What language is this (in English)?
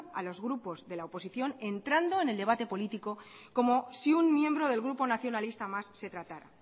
Spanish